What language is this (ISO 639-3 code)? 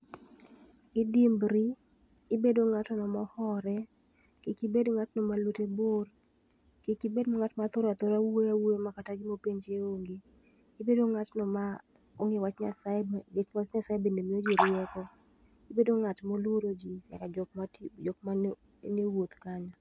luo